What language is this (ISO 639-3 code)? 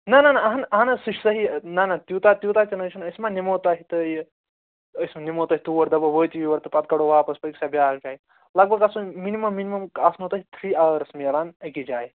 kas